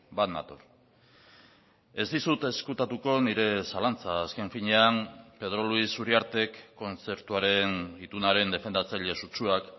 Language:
Basque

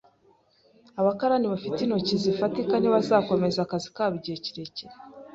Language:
Kinyarwanda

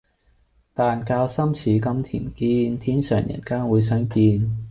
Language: Cantonese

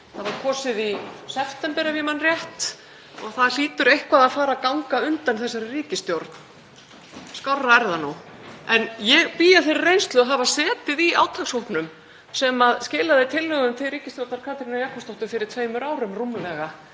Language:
Icelandic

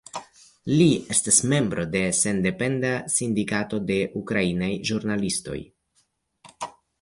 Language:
Esperanto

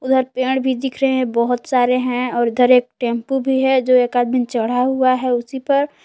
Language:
Hindi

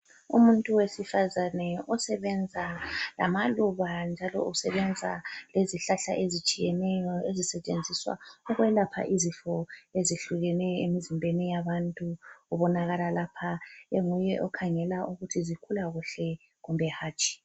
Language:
North Ndebele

